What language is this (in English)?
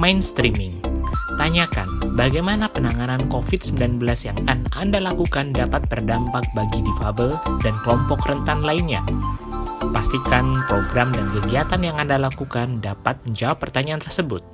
Indonesian